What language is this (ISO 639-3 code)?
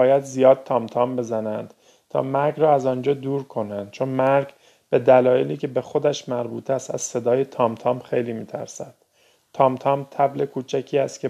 fas